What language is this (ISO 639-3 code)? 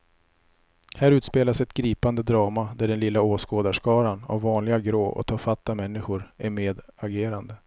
swe